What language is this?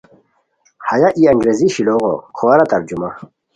Khowar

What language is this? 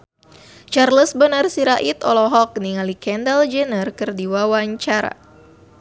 Sundanese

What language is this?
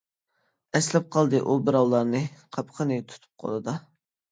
Uyghur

